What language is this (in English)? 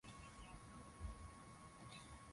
Swahili